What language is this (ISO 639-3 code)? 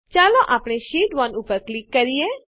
guj